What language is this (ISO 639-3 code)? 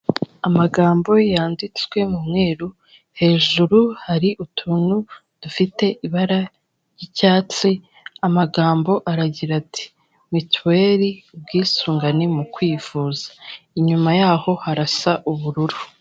kin